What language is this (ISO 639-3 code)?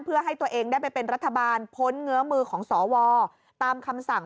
tha